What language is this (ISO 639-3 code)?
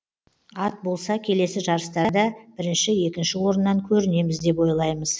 kaz